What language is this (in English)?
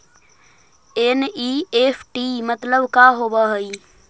Magahi